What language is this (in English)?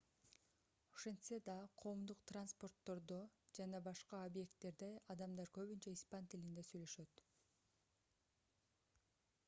Kyrgyz